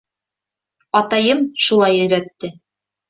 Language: Bashkir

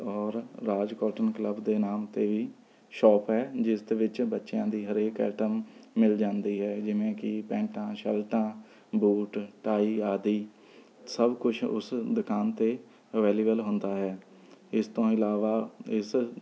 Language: Punjabi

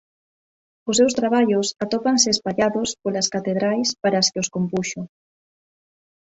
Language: Galician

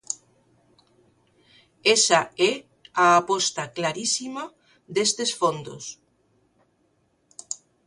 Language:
Galician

